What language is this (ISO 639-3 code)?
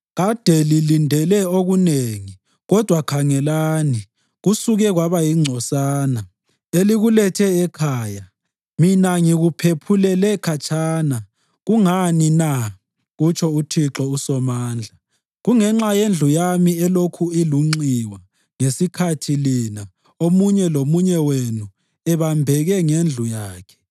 nde